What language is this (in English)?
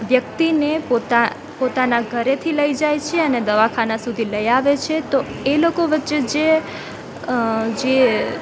Gujarati